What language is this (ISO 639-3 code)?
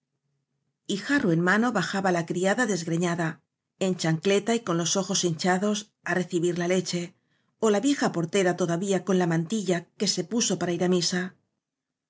spa